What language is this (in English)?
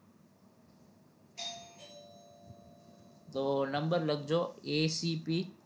Gujarati